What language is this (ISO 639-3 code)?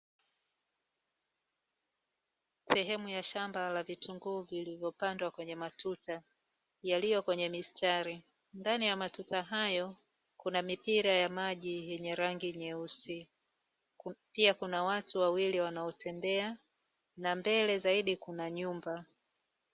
swa